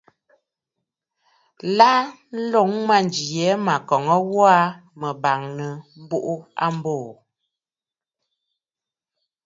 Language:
Bafut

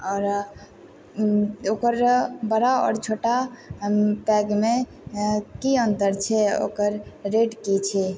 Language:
Maithili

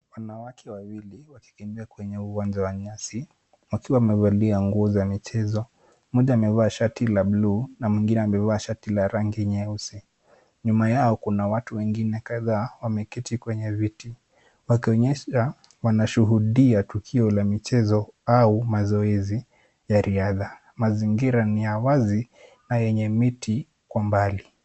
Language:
Swahili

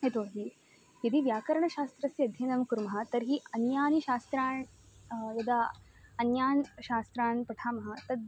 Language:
Sanskrit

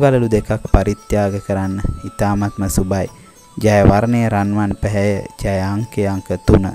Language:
Indonesian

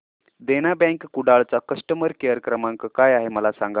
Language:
Marathi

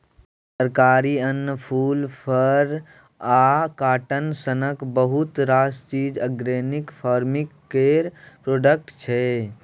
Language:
Maithili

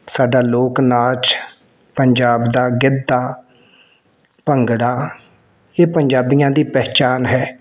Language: Punjabi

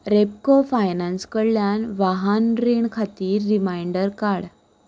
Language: Konkani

